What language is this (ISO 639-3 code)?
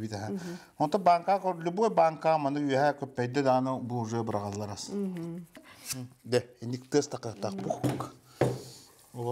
tur